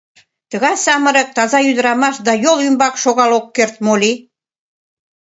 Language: Mari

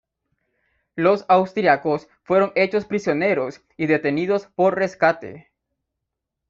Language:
Spanish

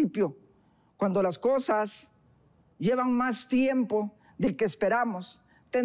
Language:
Spanish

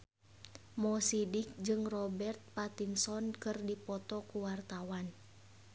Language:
Sundanese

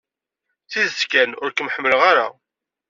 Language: Kabyle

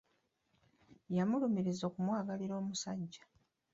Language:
Ganda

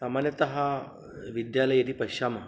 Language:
Sanskrit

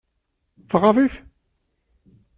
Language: Kabyle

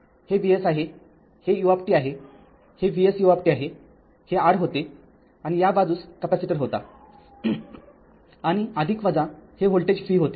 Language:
Marathi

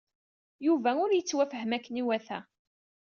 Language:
Kabyle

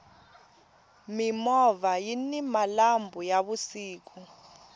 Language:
Tsonga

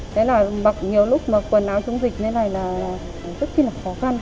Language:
Vietnamese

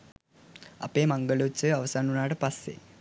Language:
Sinhala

